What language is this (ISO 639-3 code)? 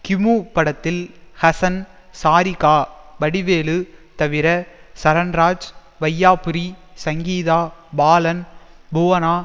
tam